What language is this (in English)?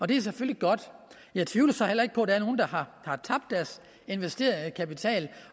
Danish